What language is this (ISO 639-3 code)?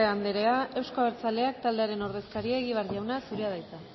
eus